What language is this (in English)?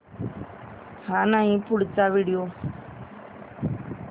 Marathi